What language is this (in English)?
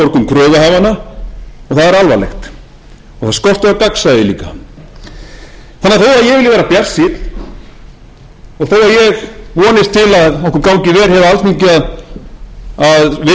Icelandic